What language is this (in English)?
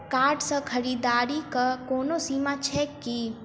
Maithili